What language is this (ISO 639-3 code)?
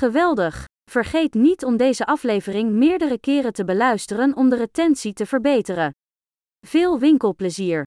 nld